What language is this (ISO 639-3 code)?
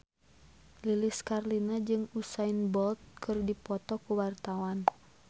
sun